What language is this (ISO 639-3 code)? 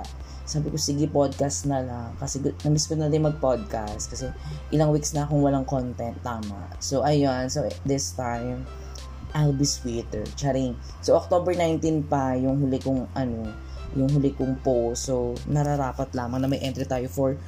fil